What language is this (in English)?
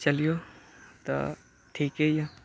Maithili